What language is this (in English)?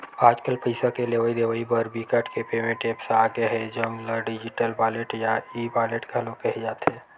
Chhattisgarhi